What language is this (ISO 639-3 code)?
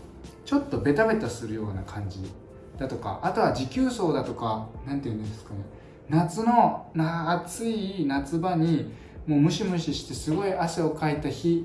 jpn